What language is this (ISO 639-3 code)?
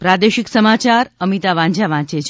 guj